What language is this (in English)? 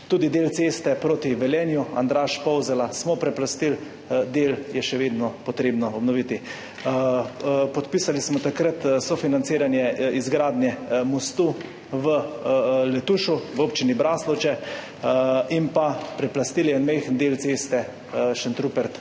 Slovenian